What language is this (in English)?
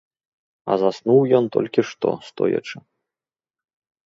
Belarusian